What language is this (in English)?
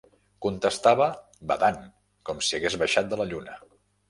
Catalan